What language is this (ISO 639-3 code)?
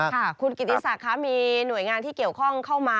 tha